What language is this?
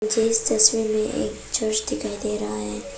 Hindi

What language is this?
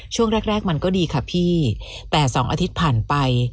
Thai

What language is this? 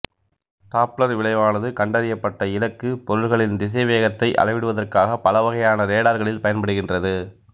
Tamil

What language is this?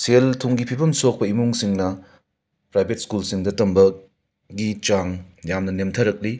Manipuri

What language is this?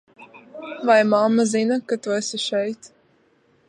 Latvian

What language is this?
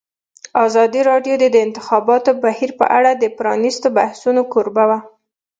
Pashto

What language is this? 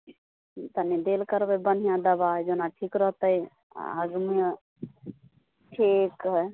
Maithili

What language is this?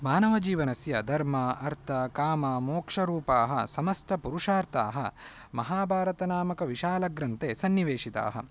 Sanskrit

